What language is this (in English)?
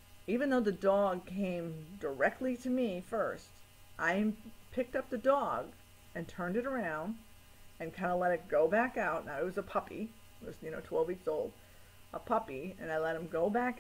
English